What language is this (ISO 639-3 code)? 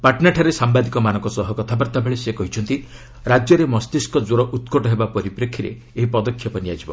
ori